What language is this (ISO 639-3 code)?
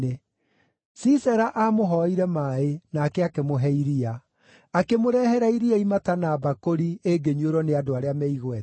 kik